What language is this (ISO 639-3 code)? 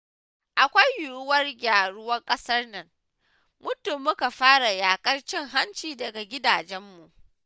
hau